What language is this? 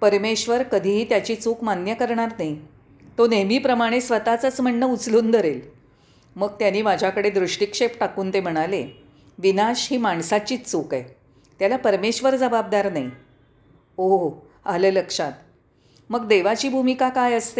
Marathi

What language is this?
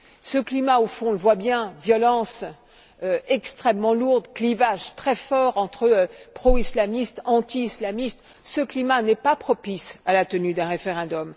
French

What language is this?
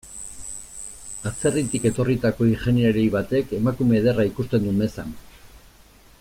Basque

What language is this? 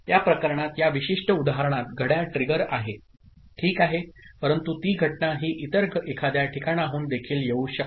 Marathi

